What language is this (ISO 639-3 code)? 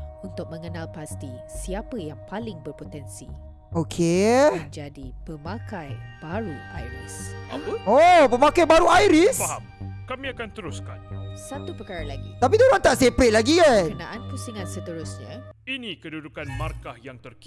msa